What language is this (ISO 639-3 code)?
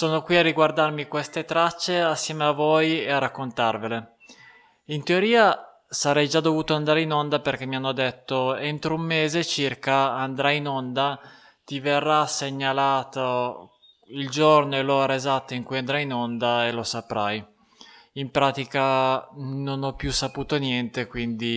ita